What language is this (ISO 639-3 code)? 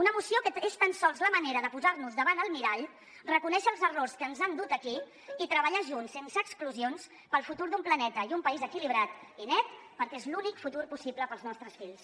cat